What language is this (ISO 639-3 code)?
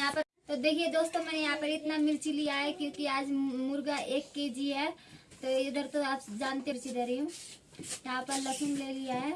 hin